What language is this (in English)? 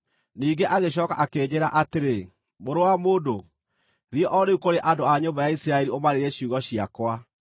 Kikuyu